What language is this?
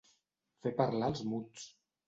Catalan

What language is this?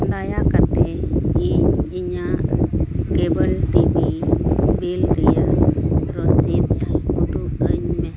Santali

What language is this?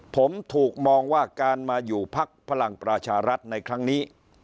Thai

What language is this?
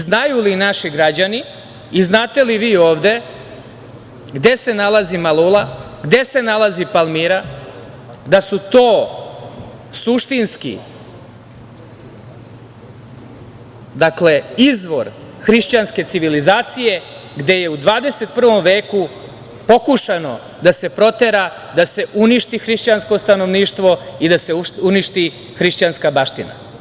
Serbian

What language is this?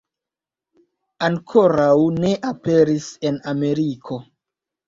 Esperanto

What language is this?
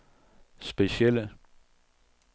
Danish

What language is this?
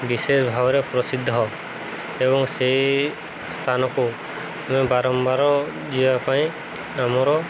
Odia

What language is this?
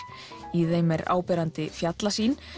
Icelandic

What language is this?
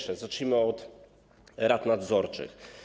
Polish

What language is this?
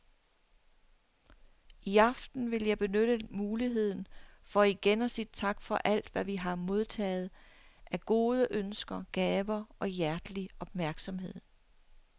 Danish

